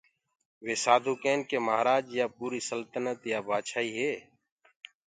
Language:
Gurgula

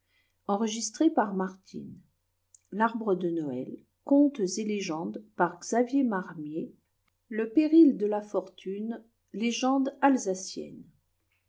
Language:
French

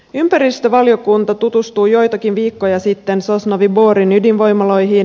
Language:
Finnish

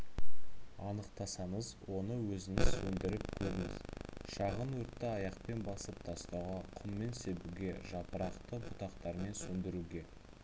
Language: Kazakh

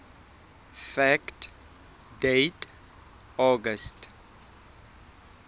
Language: Southern Sotho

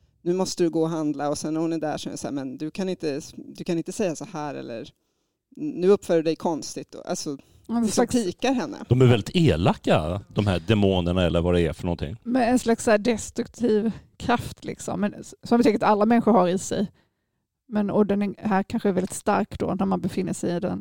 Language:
Swedish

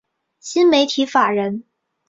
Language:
Chinese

